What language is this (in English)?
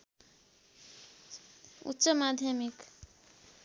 Nepali